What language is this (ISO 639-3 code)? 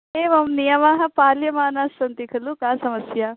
san